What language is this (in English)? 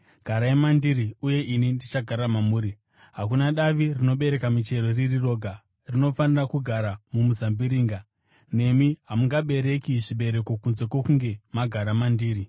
Shona